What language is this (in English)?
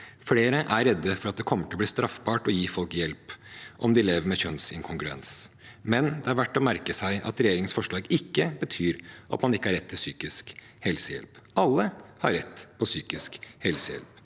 Norwegian